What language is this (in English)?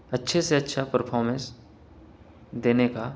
Urdu